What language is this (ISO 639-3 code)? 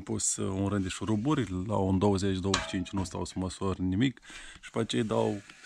ron